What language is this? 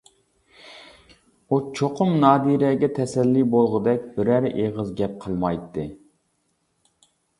Uyghur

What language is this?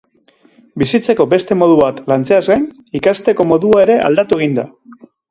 Basque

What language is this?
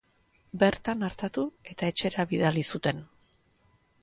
Basque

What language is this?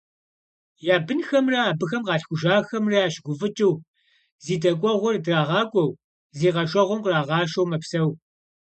Kabardian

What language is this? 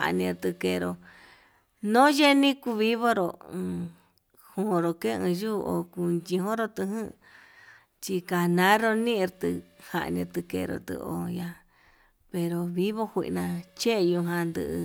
Yutanduchi Mixtec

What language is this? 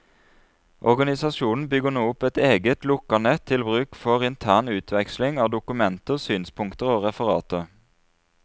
Norwegian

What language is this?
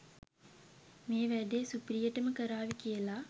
Sinhala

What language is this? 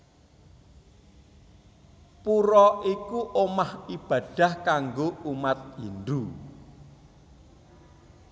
Javanese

